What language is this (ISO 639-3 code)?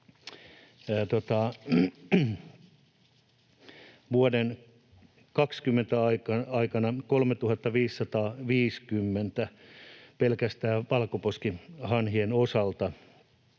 fin